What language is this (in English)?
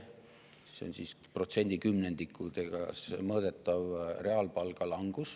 Estonian